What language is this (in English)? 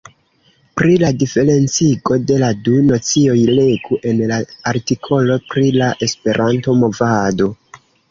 Esperanto